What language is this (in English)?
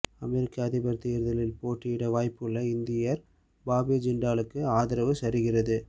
Tamil